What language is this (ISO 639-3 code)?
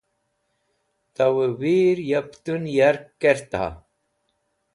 wbl